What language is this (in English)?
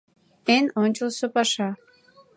Mari